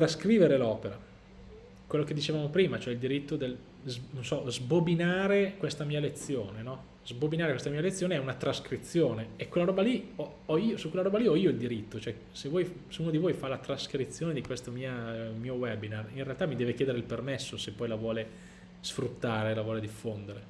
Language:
Italian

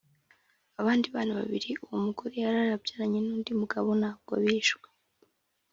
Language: Kinyarwanda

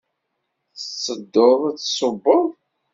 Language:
Kabyle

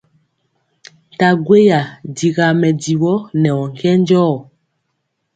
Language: Mpiemo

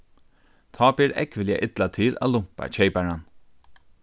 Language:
Faroese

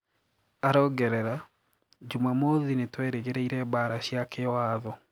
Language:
Kikuyu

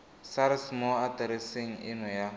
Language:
Tswana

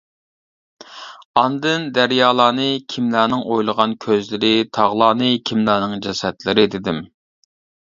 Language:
Uyghur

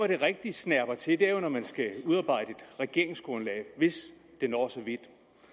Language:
Danish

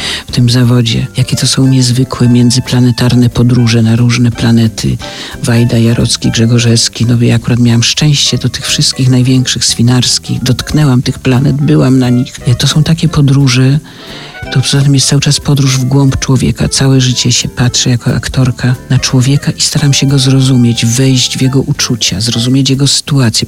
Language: Polish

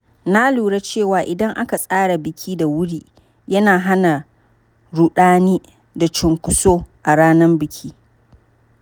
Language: Hausa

